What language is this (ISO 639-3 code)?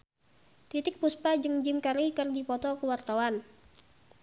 sun